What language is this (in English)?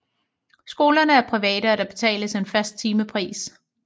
Danish